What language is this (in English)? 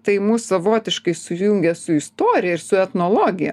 Lithuanian